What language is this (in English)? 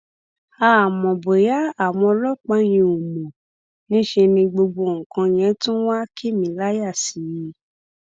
Yoruba